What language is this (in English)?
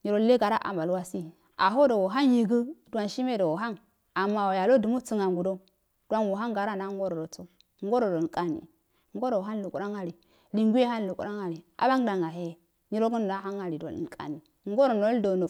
Afade